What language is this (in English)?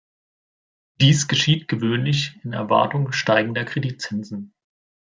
German